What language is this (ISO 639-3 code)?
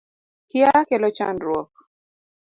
luo